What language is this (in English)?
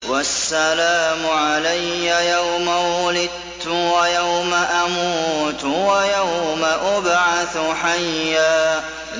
Arabic